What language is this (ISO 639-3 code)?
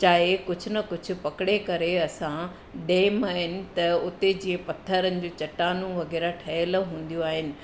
snd